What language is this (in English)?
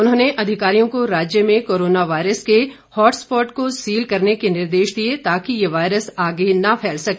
Hindi